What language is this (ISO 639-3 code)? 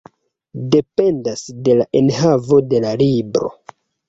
epo